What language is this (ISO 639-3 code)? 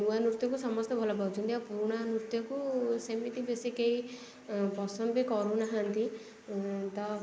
ori